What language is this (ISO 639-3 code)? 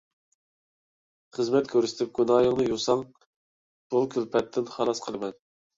uig